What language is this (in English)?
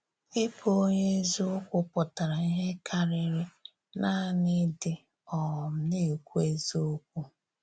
Igbo